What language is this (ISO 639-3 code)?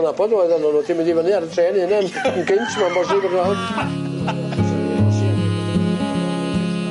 cym